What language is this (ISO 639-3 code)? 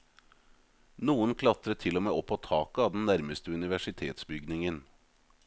nor